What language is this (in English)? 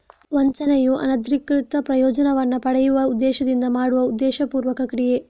Kannada